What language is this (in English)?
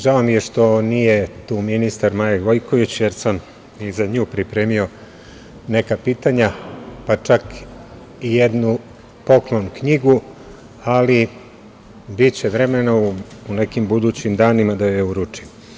Serbian